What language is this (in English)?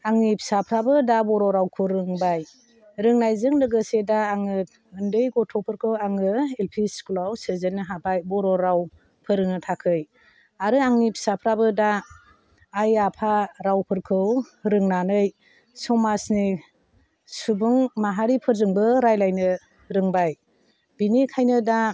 Bodo